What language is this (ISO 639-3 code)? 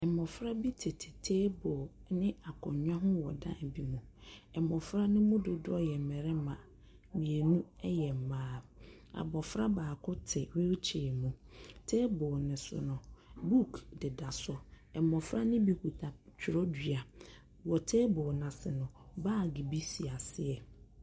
aka